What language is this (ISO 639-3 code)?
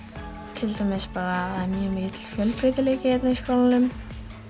isl